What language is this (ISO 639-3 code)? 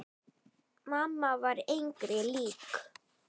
isl